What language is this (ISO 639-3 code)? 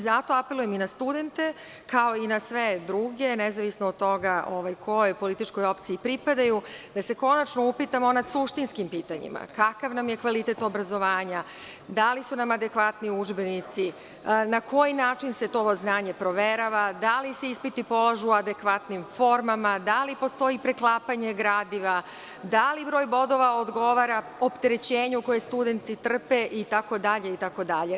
srp